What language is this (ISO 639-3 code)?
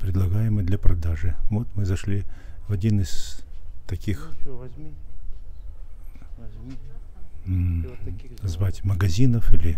rus